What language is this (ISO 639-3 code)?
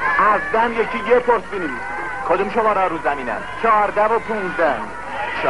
fas